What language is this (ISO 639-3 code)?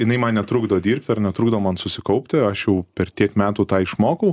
lit